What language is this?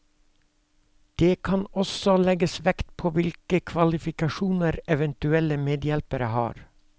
Norwegian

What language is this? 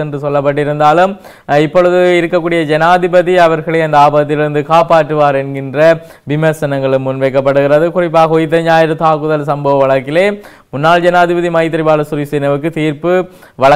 English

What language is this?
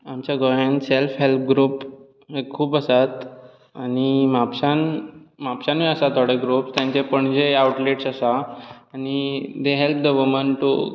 Konkani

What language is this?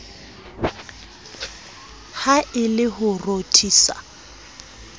Southern Sotho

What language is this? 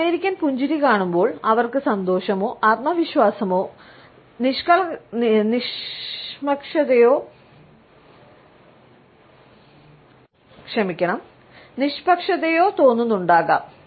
Malayalam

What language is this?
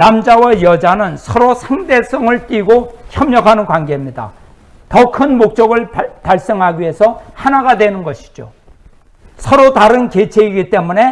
Korean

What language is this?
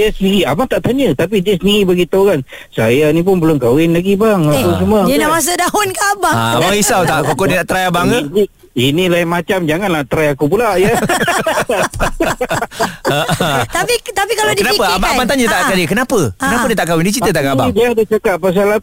Malay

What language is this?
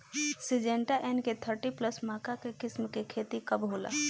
Bhojpuri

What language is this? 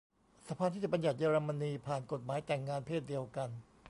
Thai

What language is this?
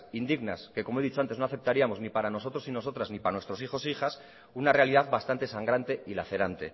Spanish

